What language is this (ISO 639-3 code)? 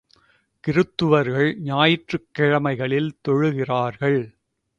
tam